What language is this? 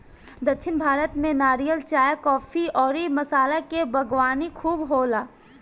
Bhojpuri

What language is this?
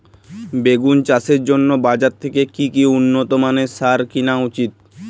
Bangla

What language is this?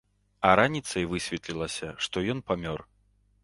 Belarusian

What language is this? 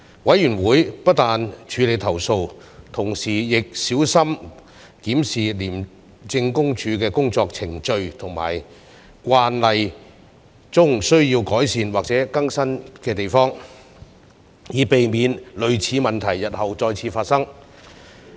Cantonese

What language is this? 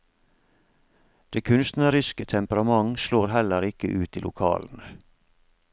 Norwegian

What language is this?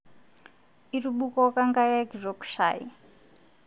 Masai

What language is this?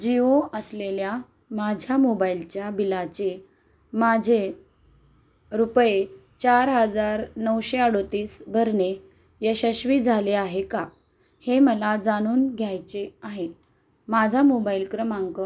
Marathi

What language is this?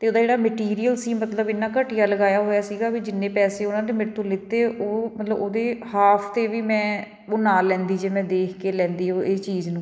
Punjabi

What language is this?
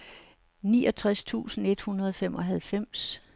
Danish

